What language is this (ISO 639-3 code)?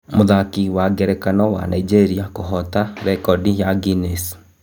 kik